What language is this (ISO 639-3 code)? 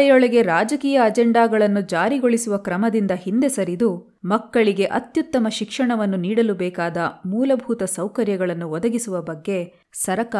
kan